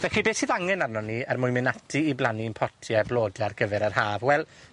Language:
Welsh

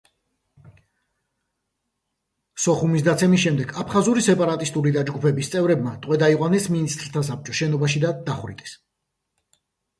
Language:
Georgian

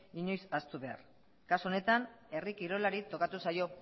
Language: Basque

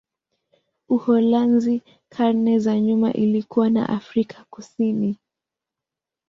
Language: Swahili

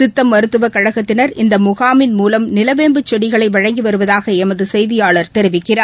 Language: Tamil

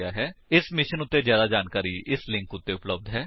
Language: Punjabi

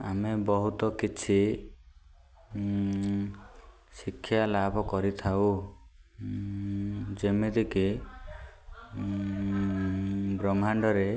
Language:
Odia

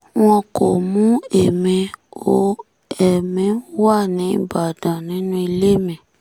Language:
Yoruba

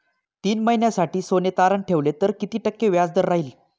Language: Marathi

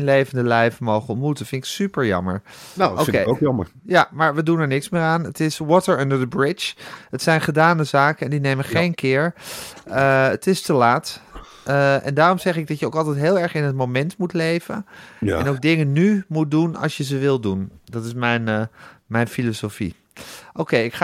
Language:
Dutch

